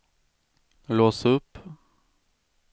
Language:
Swedish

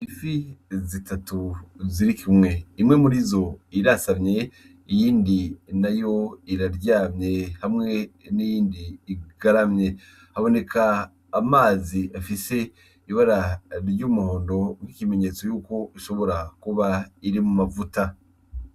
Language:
Rundi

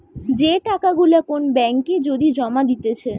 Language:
Bangla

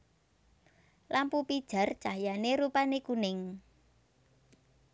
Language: Javanese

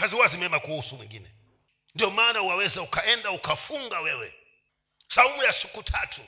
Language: Swahili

